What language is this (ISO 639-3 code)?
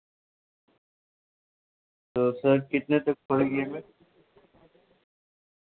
urd